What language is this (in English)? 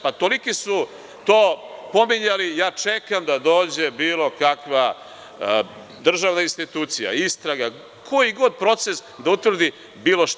Serbian